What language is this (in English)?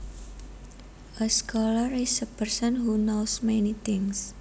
Javanese